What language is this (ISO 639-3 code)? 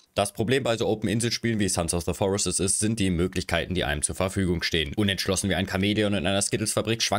deu